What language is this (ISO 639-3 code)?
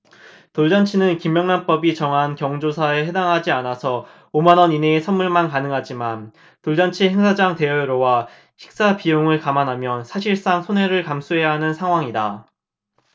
kor